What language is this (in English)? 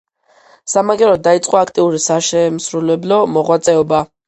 Georgian